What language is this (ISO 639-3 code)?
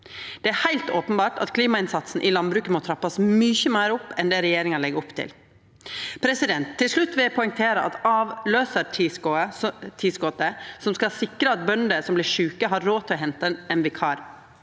nor